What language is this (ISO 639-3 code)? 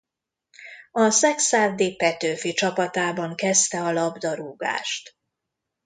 hun